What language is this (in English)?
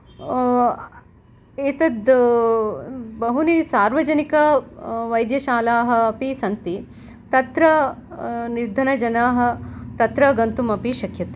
Sanskrit